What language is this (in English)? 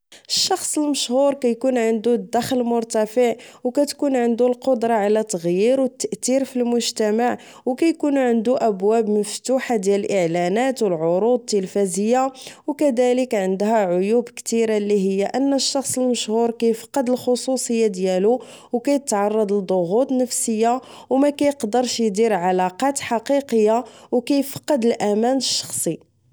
Moroccan Arabic